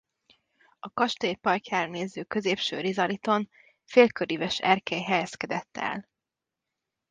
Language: Hungarian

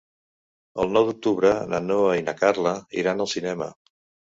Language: Catalan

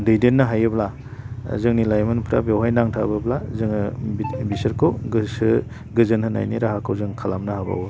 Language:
Bodo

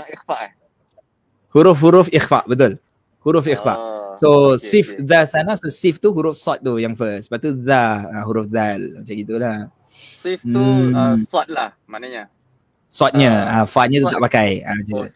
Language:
Malay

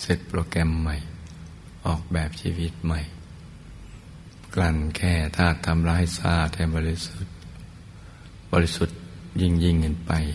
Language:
Thai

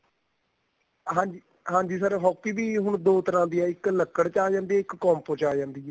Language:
Punjabi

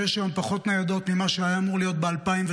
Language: Hebrew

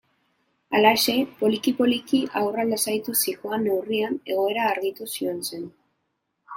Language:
Basque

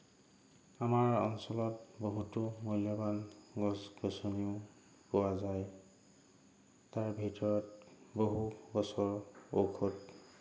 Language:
Assamese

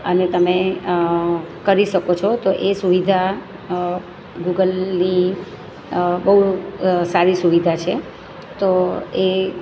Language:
Gujarati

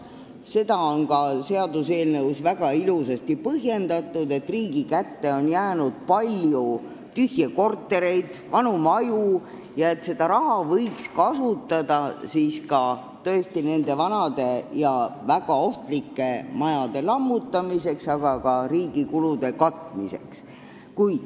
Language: Estonian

